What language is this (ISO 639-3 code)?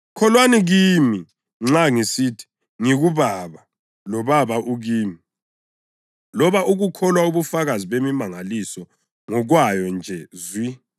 nde